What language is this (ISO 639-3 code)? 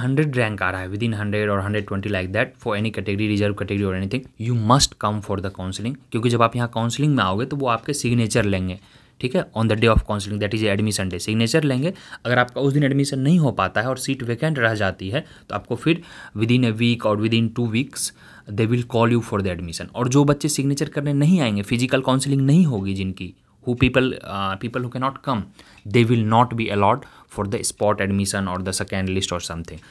hin